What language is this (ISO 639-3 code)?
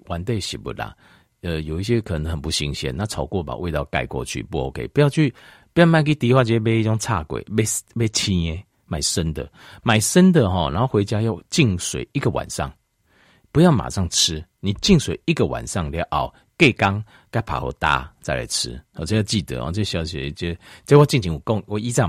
zho